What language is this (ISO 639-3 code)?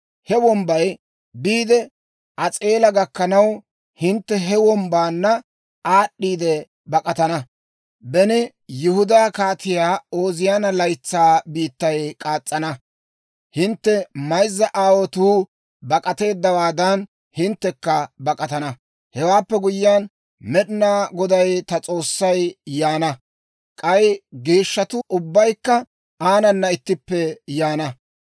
dwr